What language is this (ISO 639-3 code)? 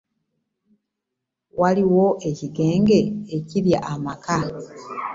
lug